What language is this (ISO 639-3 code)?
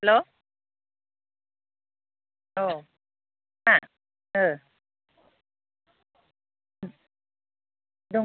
brx